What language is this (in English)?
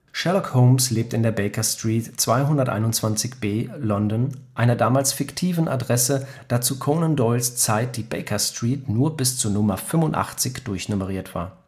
German